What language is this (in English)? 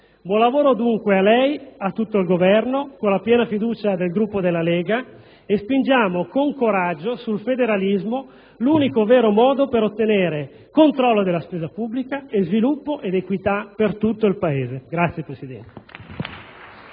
Italian